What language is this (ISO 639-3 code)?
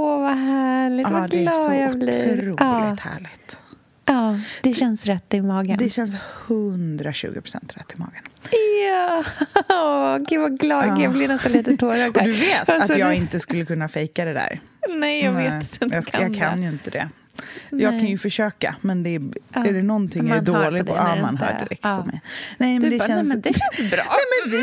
swe